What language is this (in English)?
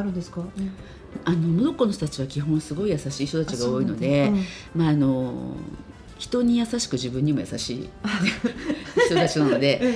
Japanese